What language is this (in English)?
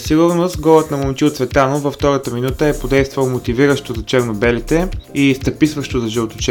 Bulgarian